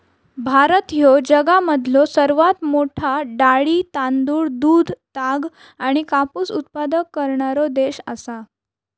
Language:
Marathi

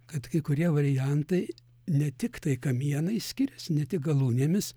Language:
Lithuanian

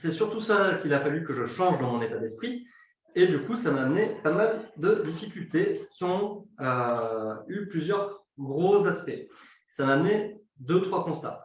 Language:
French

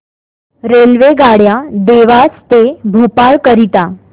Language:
Marathi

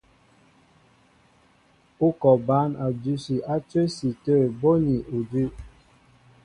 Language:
Mbo (Cameroon)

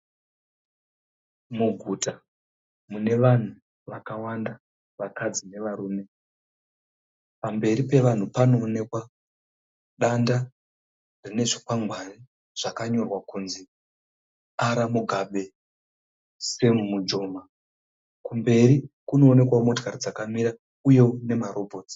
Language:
Shona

